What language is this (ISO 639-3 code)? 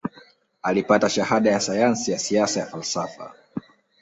swa